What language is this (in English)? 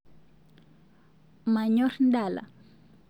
Masai